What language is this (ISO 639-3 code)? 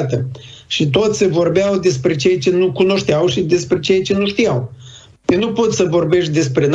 ron